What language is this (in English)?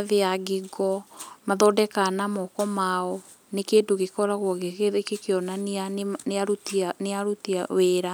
Kikuyu